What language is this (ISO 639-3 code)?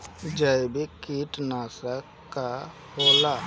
bho